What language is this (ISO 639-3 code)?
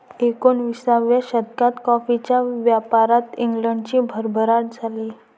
mar